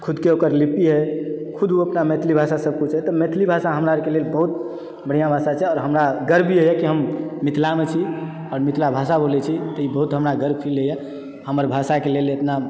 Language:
Maithili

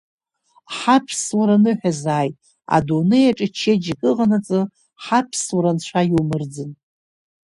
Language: Abkhazian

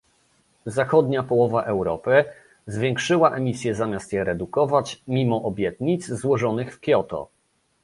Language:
Polish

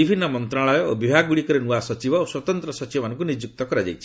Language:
Odia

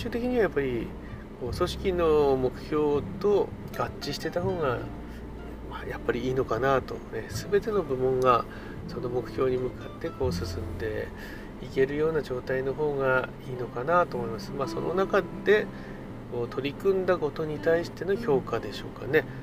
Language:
Japanese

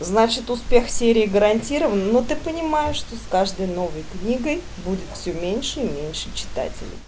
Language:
Russian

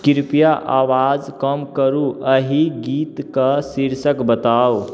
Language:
Maithili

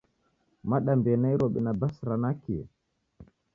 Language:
Taita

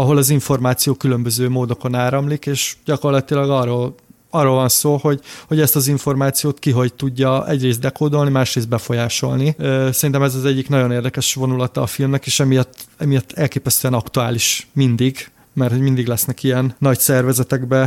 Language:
Hungarian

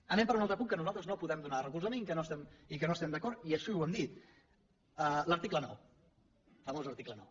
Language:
Catalan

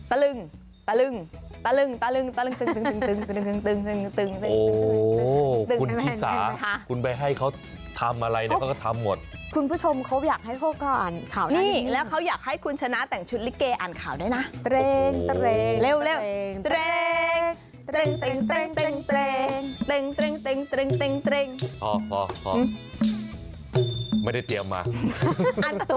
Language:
Thai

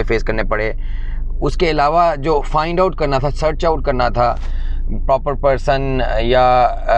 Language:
Urdu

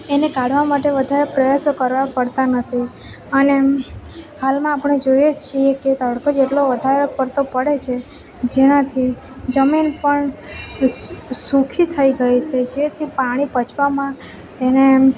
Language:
Gujarati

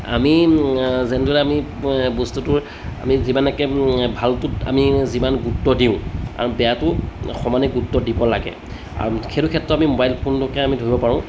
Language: Assamese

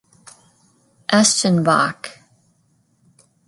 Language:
English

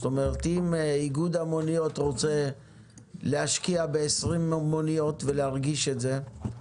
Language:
Hebrew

